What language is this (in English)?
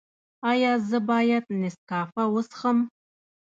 Pashto